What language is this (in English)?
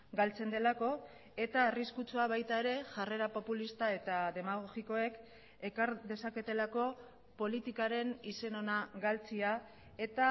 Basque